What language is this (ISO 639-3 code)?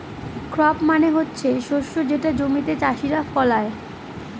ben